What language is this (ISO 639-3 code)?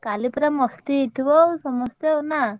ori